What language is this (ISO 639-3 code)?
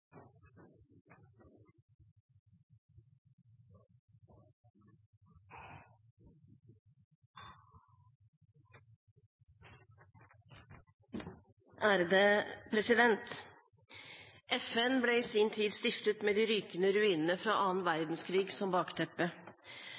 nob